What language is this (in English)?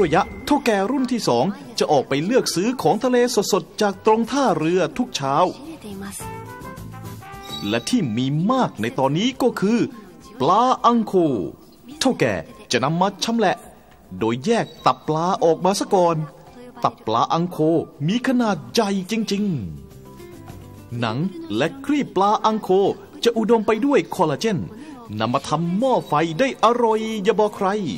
Thai